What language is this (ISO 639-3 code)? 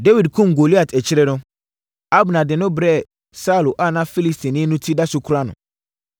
aka